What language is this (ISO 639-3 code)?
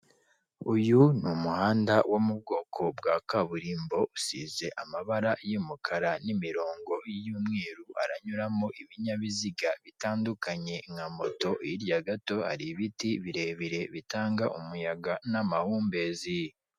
kin